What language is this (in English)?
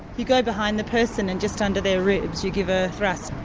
English